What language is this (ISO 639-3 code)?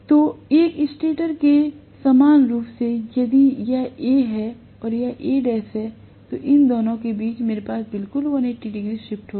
hin